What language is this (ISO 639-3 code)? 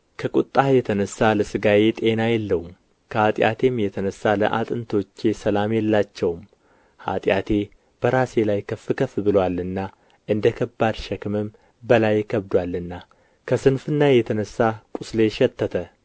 amh